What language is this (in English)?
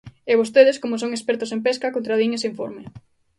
Galician